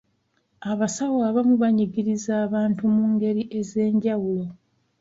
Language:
Ganda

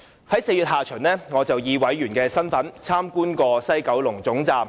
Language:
Cantonese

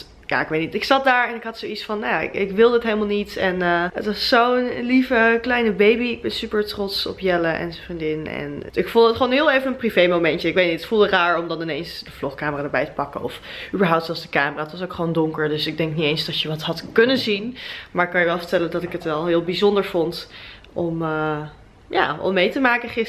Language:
Dutch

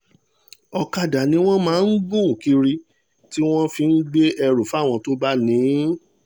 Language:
Yoruba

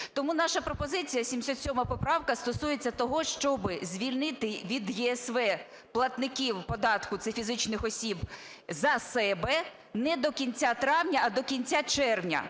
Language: Ukrainian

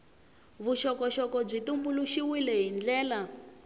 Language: Tsonga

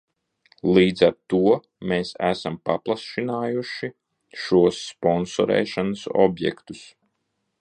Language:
Latvian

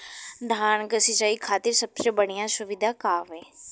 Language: Bhojpuri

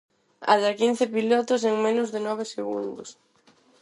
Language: Galician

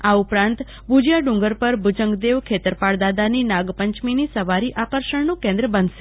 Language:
Gujarati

